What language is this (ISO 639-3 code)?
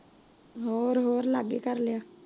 pan